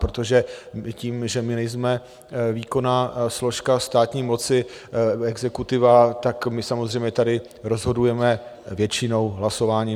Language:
Czech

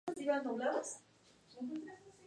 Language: Spanish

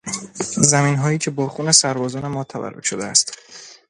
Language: Persian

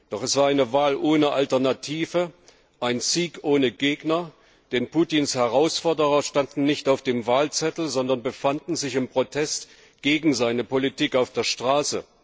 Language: German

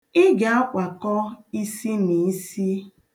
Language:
Igbo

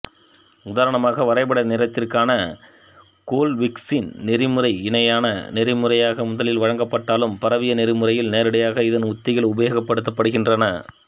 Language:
Tamil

